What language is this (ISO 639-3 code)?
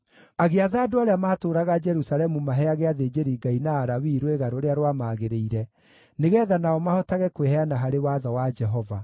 kik